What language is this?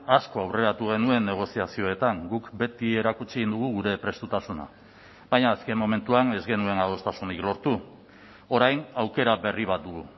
Basque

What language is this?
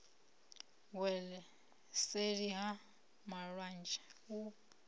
Venda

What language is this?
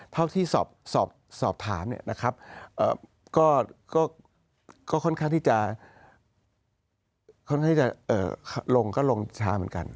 Thai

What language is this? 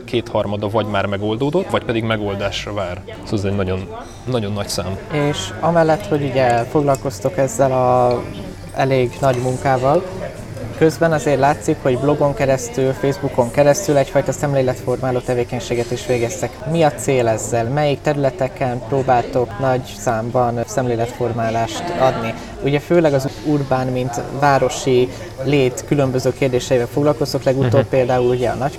Hungarian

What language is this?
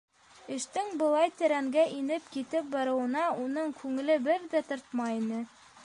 Bashkir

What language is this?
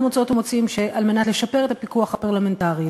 Hebrew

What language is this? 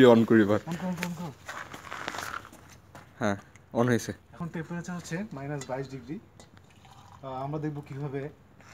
Spanish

